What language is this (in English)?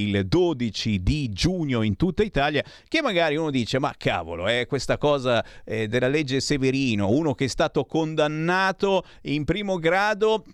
Italian